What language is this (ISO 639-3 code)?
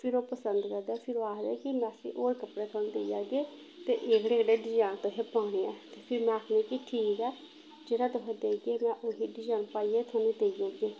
doi